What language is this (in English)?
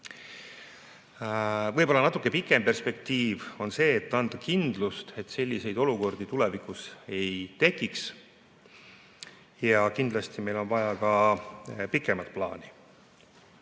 Estonian